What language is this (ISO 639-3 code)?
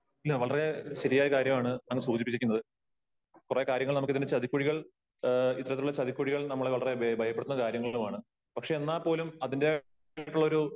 mal